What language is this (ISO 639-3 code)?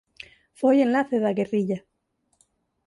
glg